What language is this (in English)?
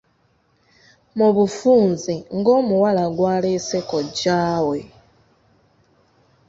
Ganda